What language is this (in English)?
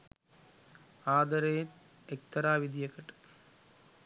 Sinhala